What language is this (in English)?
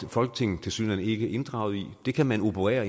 Danish